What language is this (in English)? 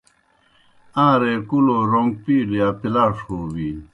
Kohistani Shina